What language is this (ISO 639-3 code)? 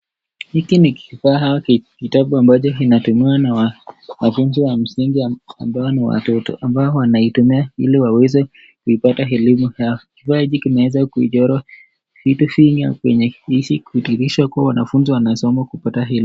swa